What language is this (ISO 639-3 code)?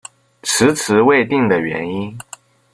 zho